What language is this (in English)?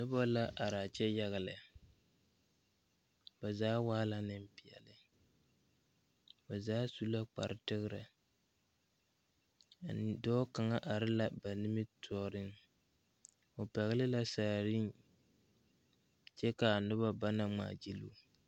Southern Dagaare